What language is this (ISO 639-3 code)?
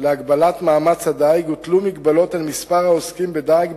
heb